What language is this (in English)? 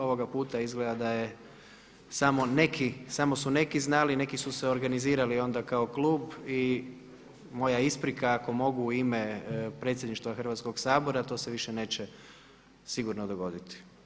Croatian